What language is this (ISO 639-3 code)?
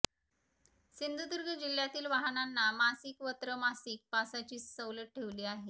mar